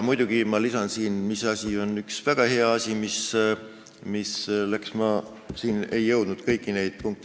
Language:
Estonian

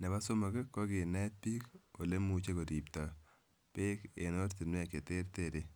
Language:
Kalenjin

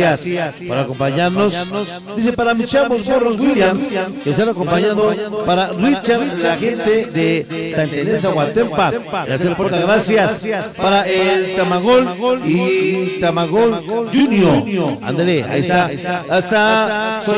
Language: Spanish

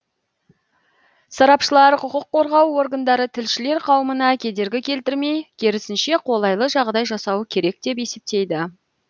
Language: Kazakh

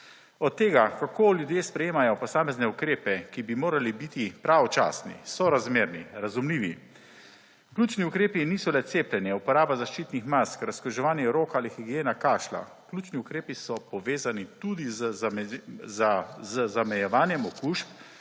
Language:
Slovenian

